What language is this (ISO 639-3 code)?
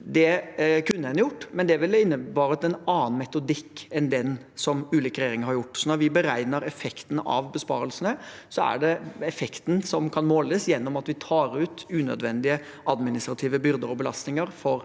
nor